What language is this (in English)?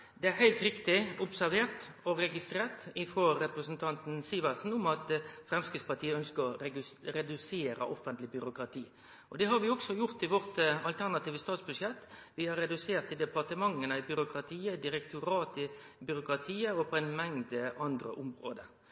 Norwegian Nynorsk